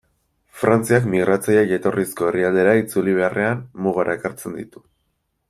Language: Basque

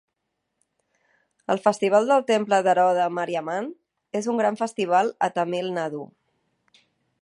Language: Catalan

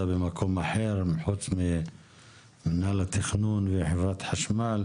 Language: Hebrew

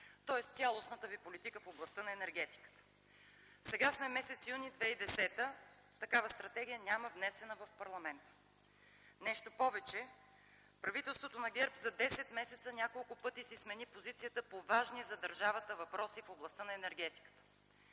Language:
Bulgarian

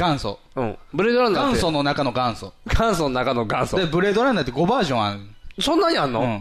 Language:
Japanese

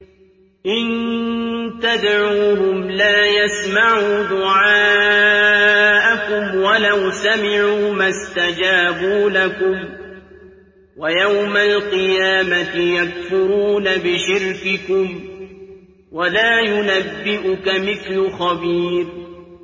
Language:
Arabic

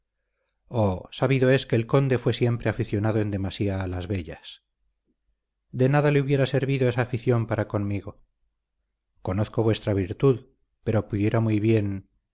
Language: Spanish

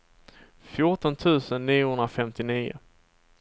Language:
Swedish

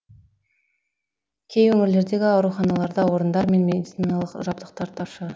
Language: Kazakh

